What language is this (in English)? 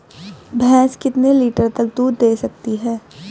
Hindi